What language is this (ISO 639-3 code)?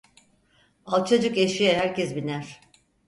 tur